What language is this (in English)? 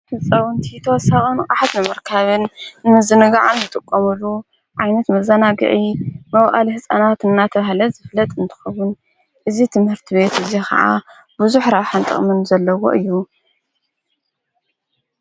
Tigrinya